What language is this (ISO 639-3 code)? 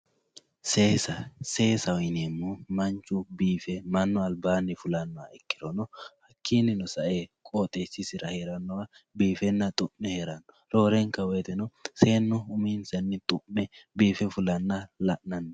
sid